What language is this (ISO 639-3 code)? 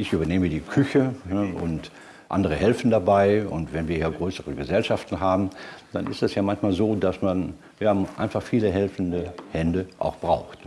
deu